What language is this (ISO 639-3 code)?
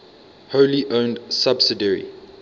eng